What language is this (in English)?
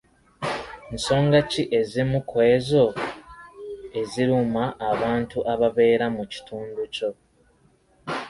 Ganda